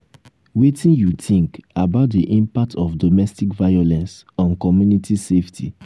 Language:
Nigerian Pidgin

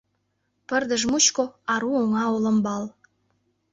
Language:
Mari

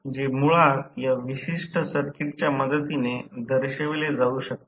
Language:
Marathi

